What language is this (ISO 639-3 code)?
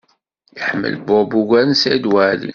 kab